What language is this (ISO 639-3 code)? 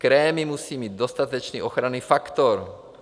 ces